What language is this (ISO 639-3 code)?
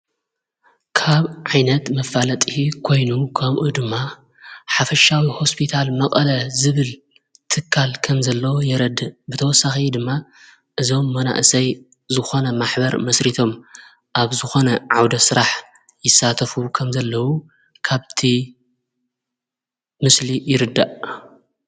tir